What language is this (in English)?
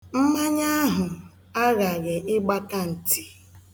Igbo